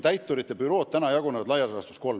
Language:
Estonian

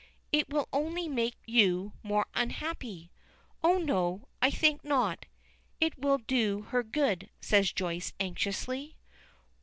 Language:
English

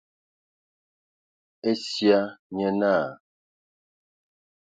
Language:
Ewondo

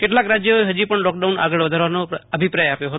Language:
Gujarati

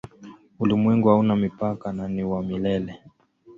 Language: Swahili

